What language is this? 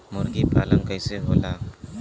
Bhojpuri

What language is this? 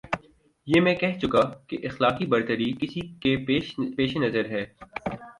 Urdu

